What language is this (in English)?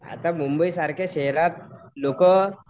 Marathi